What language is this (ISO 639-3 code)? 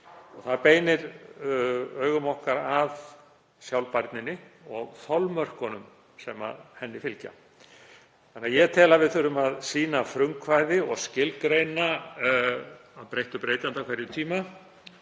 isl